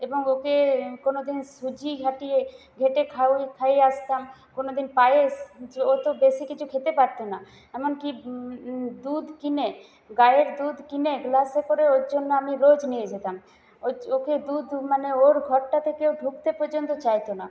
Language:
Bangla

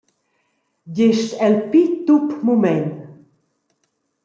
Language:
Romansh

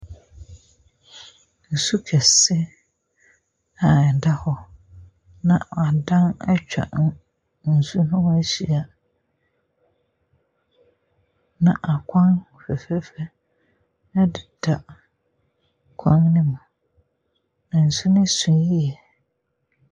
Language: Akan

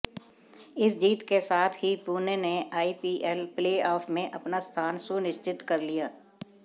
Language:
Hindi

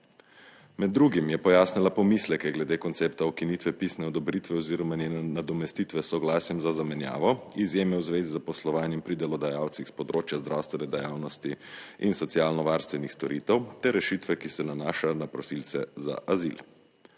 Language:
Slovenian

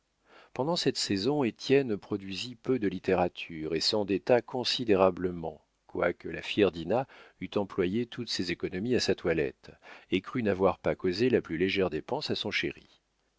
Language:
French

